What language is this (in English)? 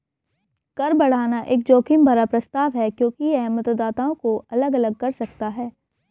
Hindi